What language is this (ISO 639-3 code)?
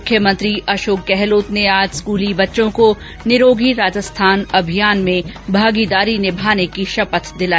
hin